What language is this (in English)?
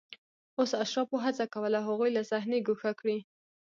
Pashto